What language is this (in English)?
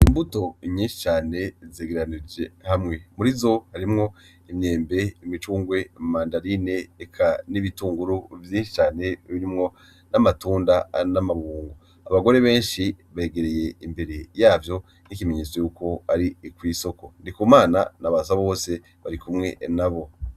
Rundi